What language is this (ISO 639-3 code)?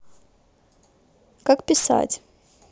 rus